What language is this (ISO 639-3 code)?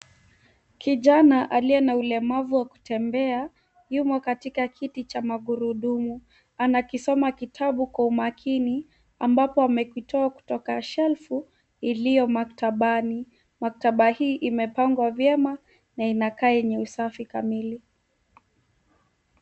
swa